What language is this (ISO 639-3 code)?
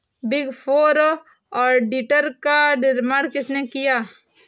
hin